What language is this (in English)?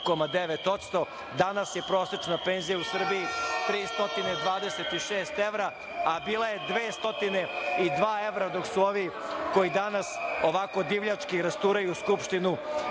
Serbian